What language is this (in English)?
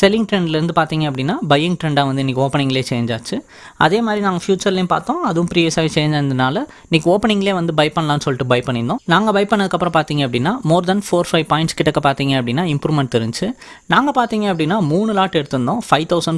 Indonesian